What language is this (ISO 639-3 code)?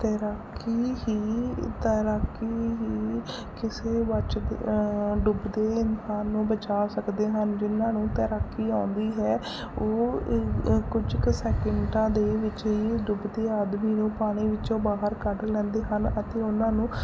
pan